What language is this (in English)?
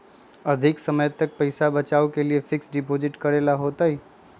Magahi